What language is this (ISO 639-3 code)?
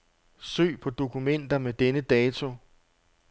dan